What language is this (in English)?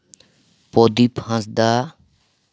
Santali